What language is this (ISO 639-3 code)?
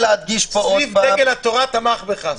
heb